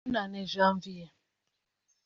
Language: Kinyarwanda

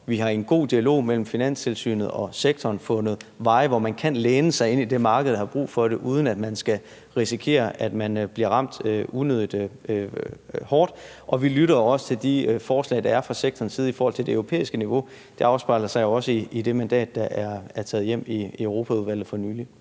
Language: Danish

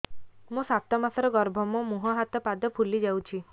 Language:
Odia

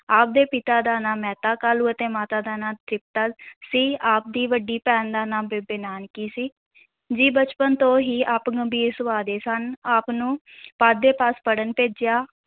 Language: Punjabi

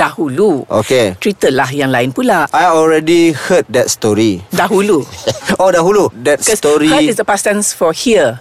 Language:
Malay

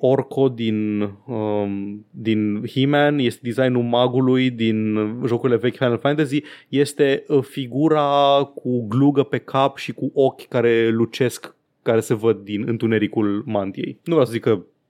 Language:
Romanian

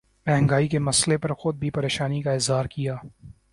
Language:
Urdu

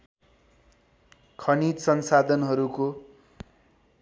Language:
Nepali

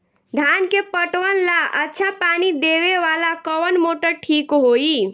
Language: Bhojpuri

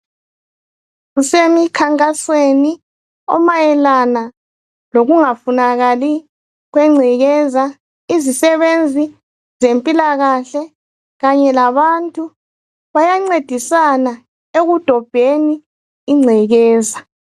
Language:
North Ndebele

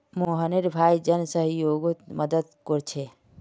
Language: Magahi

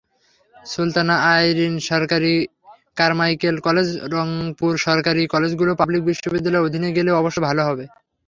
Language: Bangla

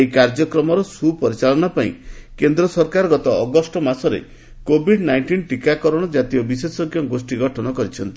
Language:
Odia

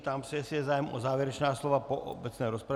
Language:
Czech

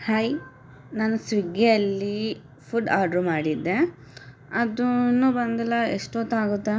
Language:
Kannada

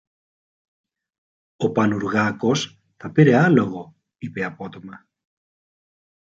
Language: Greek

